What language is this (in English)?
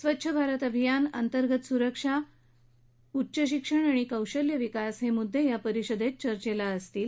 Marathi